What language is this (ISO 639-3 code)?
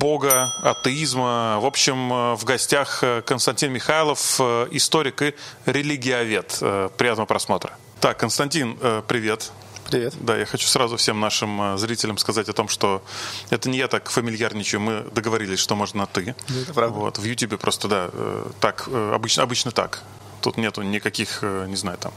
rus